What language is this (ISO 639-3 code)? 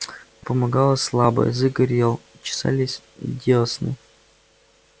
rus